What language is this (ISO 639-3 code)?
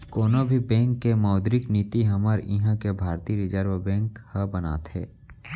hne